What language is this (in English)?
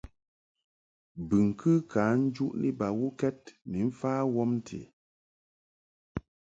Mungaka